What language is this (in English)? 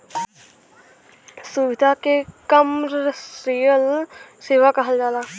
Bhojpuri